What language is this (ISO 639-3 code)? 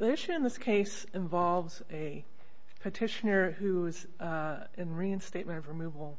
eng